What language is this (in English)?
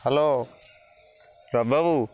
Odia